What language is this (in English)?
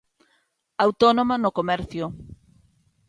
Galician